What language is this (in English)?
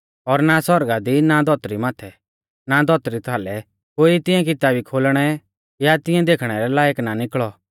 Mahasu Pahari